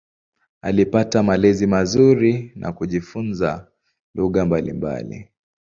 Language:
Swahili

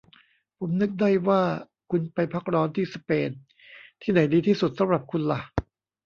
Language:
Thai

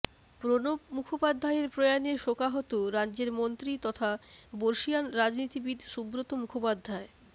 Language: Bangla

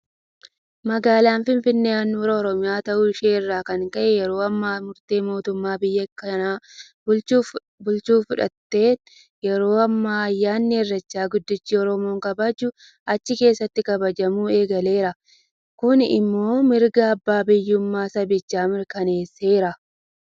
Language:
Oromo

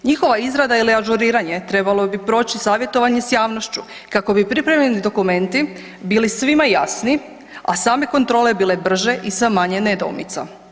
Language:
Croatian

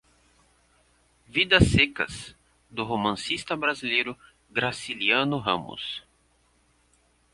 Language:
Portuguese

